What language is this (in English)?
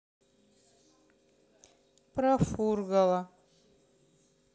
Russian